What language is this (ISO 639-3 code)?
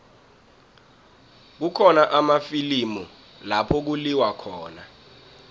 nbl